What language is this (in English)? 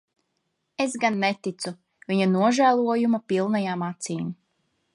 Latvian